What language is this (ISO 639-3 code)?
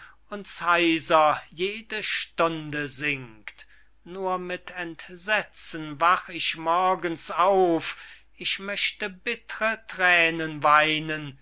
deu